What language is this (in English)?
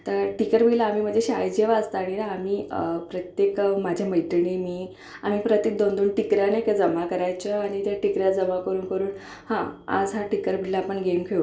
Marathi